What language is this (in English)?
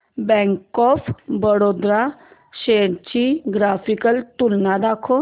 Marathi